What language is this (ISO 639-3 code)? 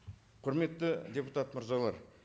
kaz